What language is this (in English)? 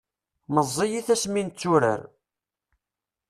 Kabyle